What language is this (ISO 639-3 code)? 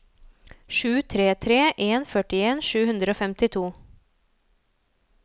nor